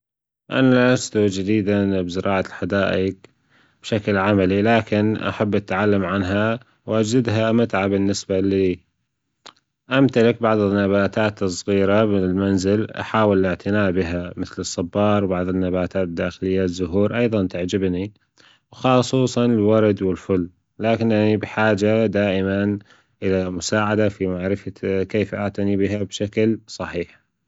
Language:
Gulf Arabic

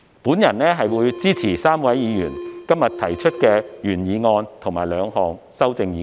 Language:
Cantonese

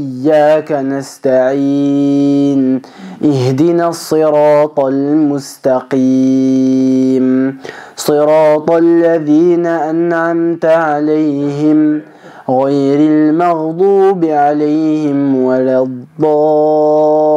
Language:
Arabic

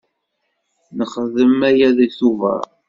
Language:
Kabyle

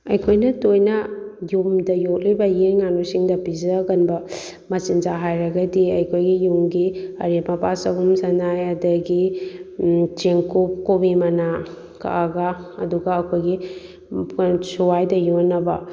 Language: Manipuri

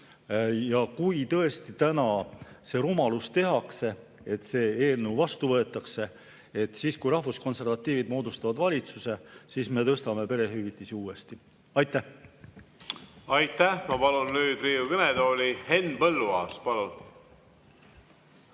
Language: Estonian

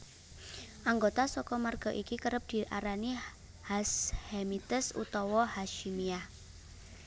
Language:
Javanese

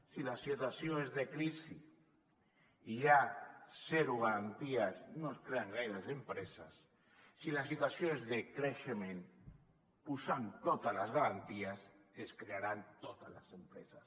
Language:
Catalan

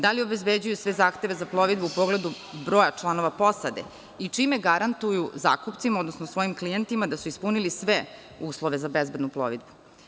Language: Serbian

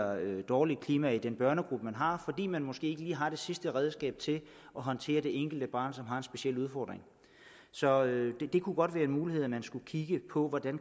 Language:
Danish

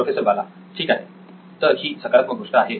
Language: Marathi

